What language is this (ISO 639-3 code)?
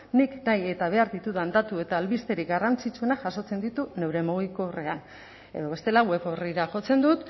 eus